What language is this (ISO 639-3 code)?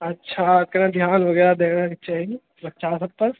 mai